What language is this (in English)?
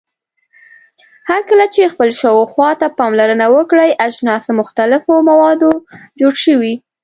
Pashto